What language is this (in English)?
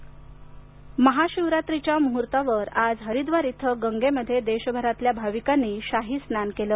Marathi